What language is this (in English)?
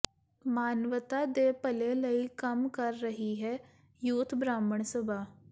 Punjabi